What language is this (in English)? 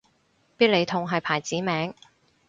Cantonese